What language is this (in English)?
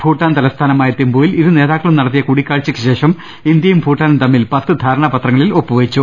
Malayalam